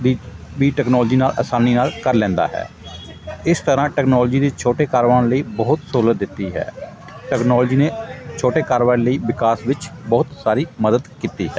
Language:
Punjabi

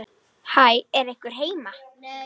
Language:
Icelandic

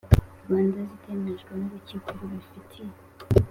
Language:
Kinyarwanda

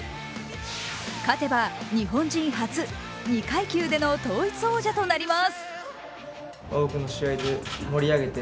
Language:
Japanese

